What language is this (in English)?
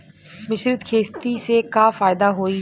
Bhojpuri